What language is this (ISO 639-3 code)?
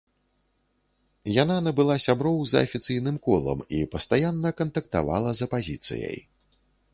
bel